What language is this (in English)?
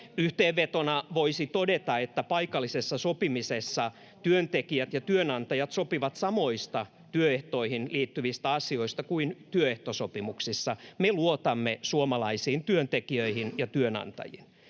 Finnish